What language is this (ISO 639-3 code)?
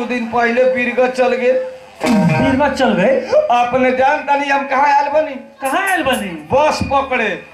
hin